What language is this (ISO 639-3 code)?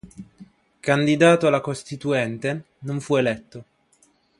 ita